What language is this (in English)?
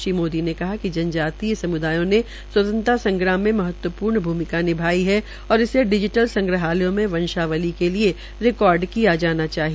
Hindi